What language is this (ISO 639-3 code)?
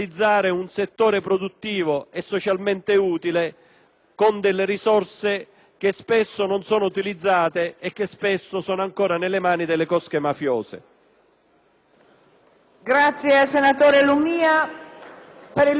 ita